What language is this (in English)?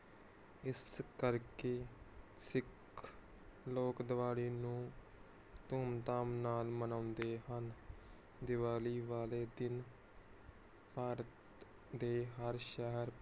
Punjabi